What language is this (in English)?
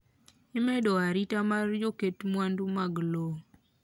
Luo (Kenya and Tanzania)